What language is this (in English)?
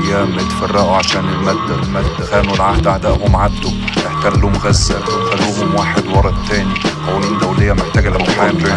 Arabic